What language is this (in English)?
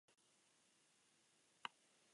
Basque